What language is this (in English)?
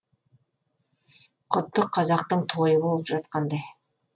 Kazakh